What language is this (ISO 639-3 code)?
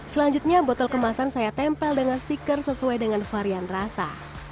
ind